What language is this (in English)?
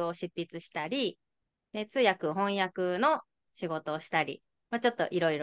Japanese